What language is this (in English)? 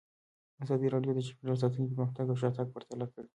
Pashto